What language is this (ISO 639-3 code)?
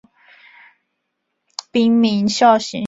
zho